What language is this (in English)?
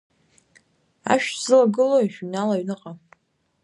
Abkhazian